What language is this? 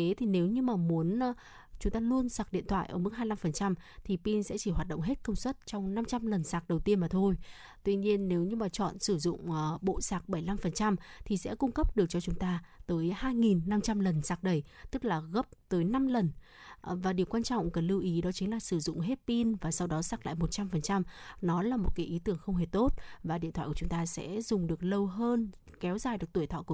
Vietnamese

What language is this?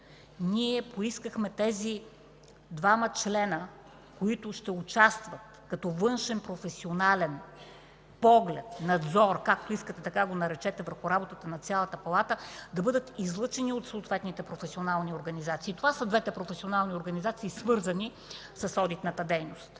Bulgarian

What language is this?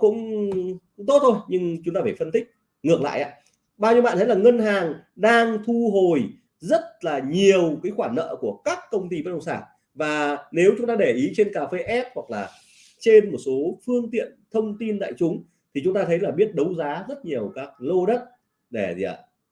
Vietnamese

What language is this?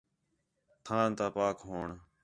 Khetrani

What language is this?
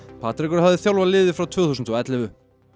Icelandic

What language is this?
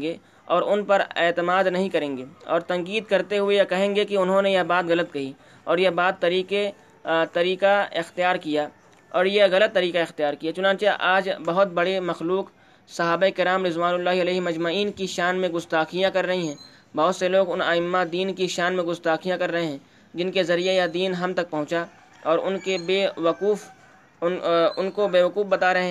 Urdu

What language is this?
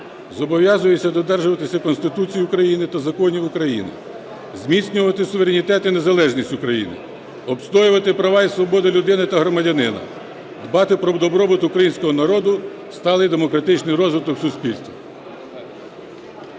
Ukrainian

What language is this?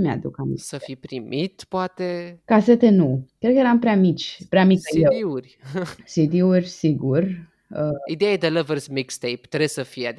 Romanian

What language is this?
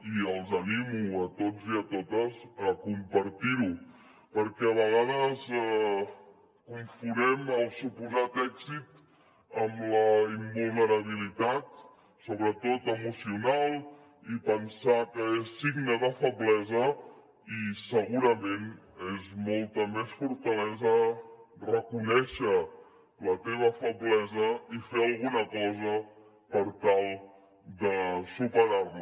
Catalan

